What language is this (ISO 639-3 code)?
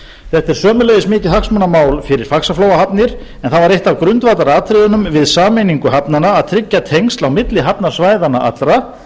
isl